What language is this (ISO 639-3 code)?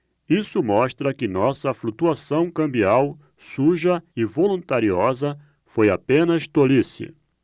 por